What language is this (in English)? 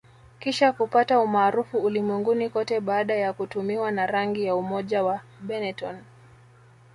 Swahili